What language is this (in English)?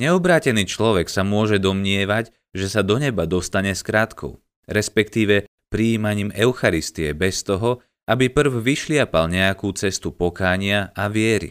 Slovak